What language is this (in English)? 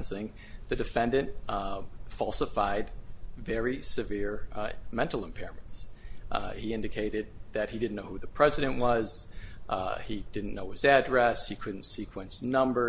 English